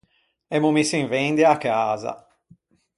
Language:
Ligurian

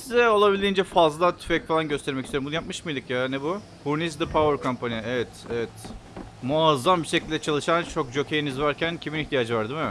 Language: Turkish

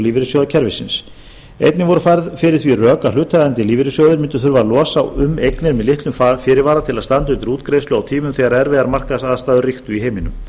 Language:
Icelandic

